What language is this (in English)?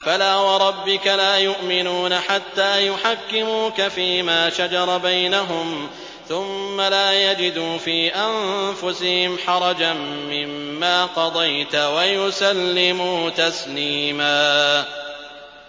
Arabic